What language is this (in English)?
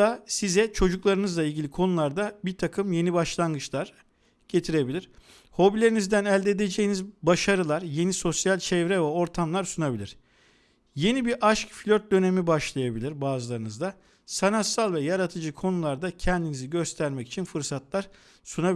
Turkish